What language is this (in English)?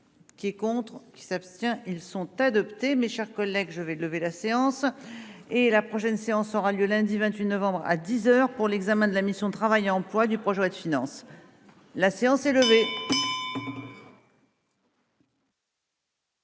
French